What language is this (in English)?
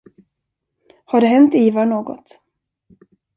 Swedish